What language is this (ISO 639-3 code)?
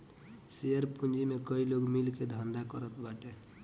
bho